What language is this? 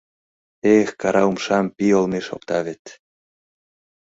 Mari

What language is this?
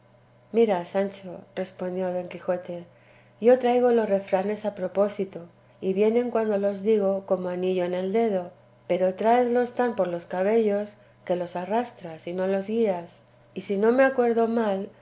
Spanish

